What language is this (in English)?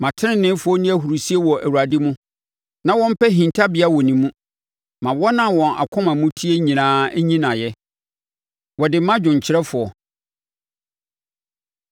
Akan